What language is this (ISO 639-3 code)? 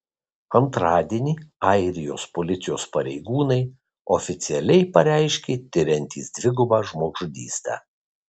lit